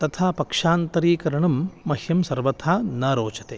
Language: Sanskrit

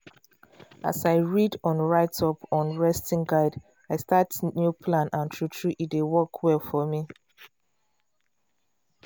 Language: Nigerian Pidgin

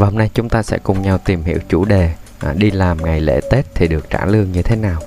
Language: Vietnamese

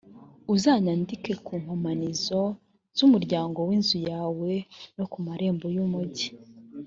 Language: Kinyarwanda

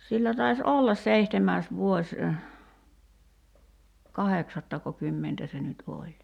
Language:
Finnish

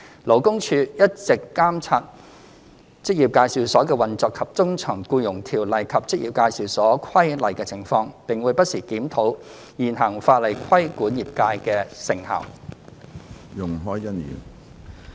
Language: Cantonese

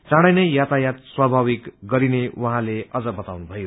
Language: Nepali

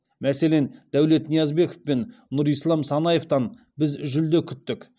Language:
Kazakh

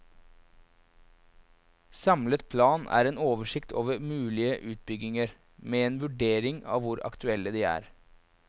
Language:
Norwegian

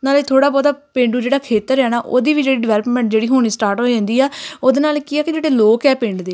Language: Punjabi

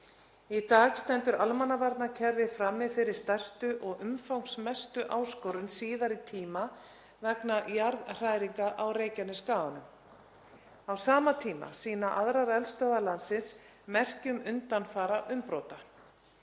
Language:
Icelandic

